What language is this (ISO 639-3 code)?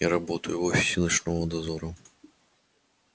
rus